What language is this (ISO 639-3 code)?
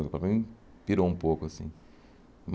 por